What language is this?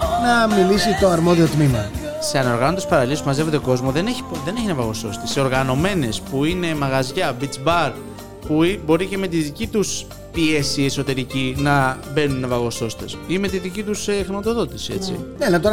Greek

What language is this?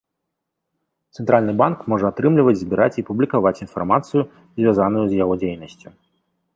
Belarusian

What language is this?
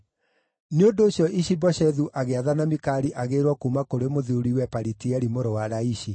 Kikuyu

